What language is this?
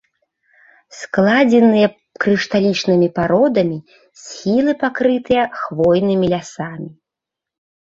Belarusian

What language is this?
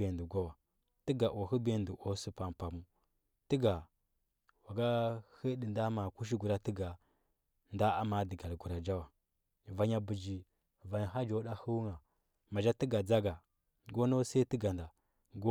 Huba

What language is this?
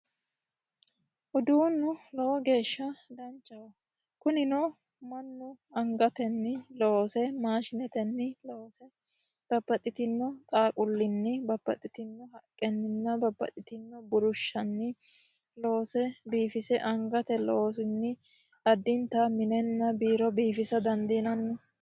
Sidamo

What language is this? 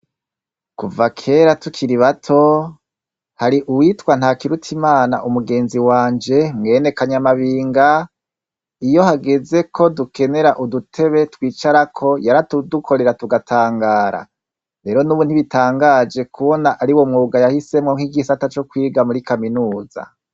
Rundi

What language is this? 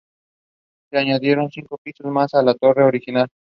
Spanish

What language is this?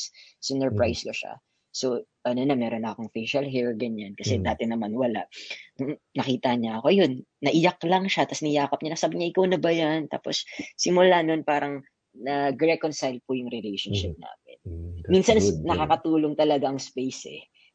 Filipino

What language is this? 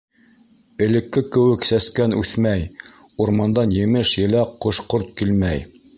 Bashkir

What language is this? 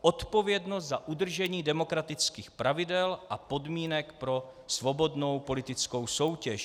Czech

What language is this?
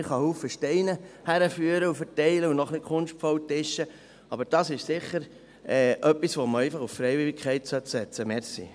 Swiss German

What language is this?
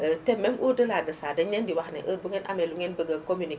Wolof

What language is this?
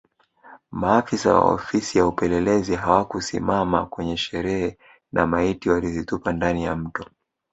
Swahili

